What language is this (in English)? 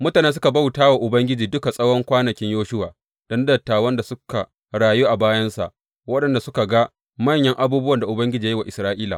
Hausa